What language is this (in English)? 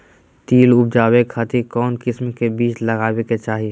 Magahi